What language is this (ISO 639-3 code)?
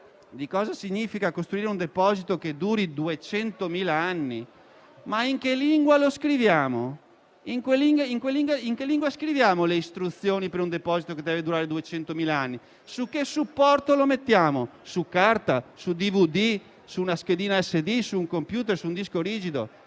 ita